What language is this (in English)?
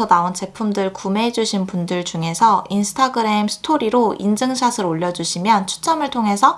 Korean